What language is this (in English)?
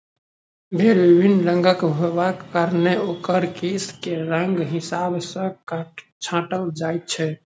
Maithili